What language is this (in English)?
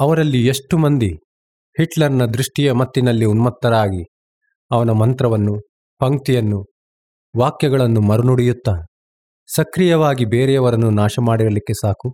Kannada